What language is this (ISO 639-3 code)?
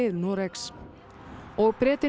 isl